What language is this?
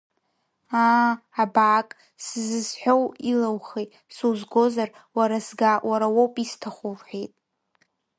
Abkhazian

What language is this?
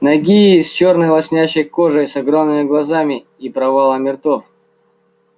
Russian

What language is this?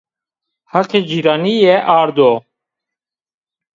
Zaza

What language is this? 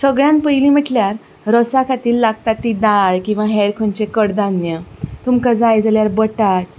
Konkani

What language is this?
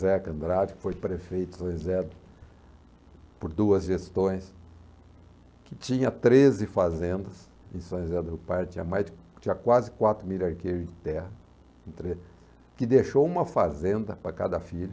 Portuguese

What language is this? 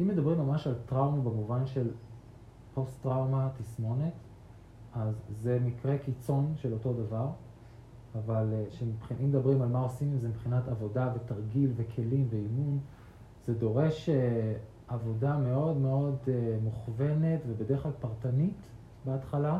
Hebrew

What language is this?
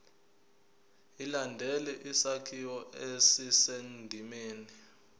Zulu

